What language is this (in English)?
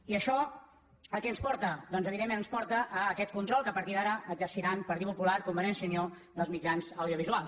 Catalan